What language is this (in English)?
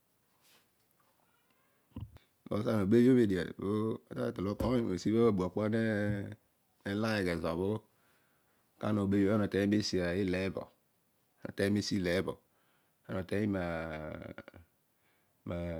Odual